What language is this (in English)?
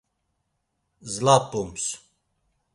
Laz